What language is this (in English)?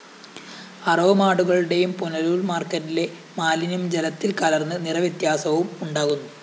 Malayalam